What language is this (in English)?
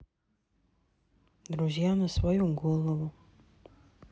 Russian